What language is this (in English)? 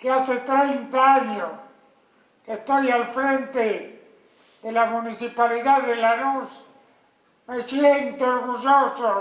Spanish